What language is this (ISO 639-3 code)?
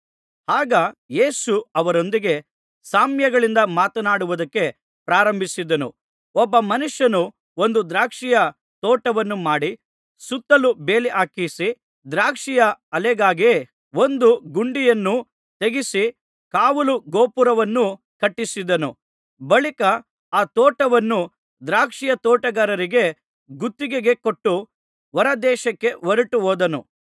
kan